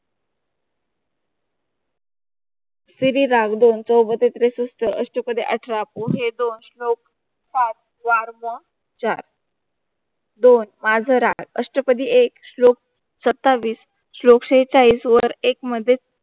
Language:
Marathi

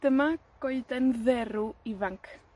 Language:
Welsh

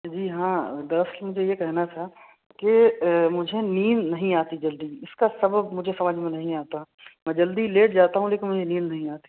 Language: Urdu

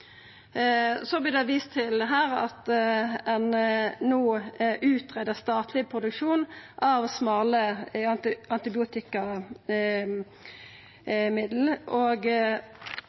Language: Norwegian Nynorsk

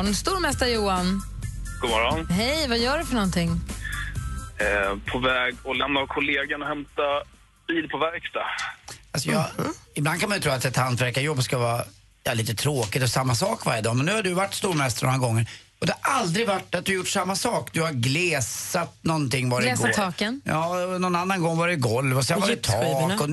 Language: Swedish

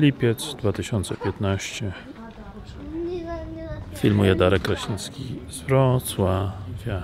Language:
Polish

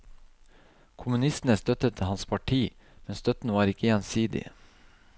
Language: Norwegian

